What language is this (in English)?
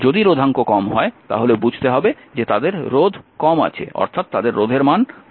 Bangla